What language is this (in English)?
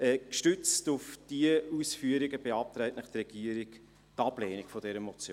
Swiss German